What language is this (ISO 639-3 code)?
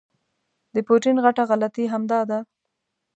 pus